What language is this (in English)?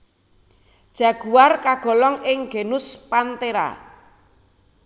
Javanese